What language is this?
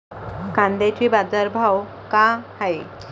Marathi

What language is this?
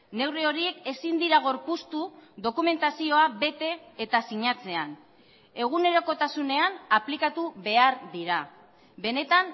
Basque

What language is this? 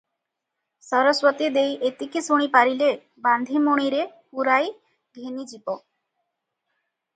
Odia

